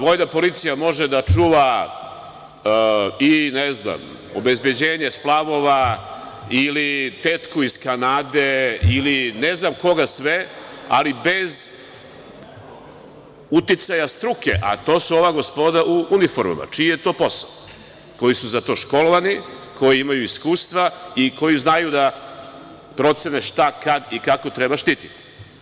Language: Serbian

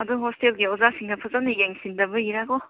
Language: Manipuri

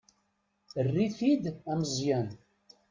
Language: Kabyle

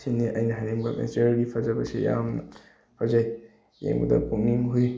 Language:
Manipuri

